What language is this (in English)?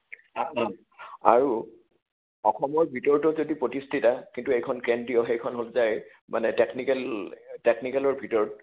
Assamese